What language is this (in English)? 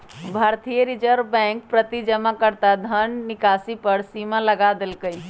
Magahi